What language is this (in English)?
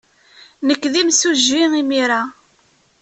Kabyle